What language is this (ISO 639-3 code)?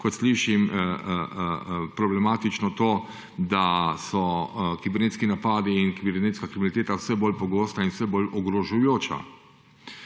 slv